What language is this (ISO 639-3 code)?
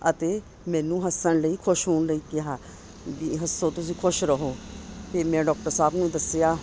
pan